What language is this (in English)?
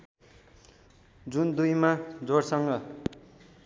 Nepali